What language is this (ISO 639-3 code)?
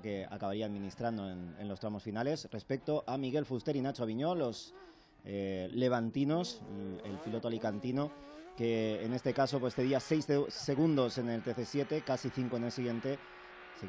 spa